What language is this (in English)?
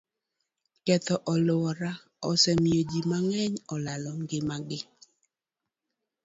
Luo (Kenya and Tanzania)